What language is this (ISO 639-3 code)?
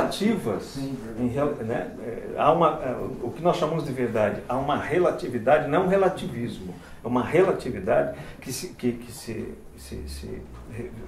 por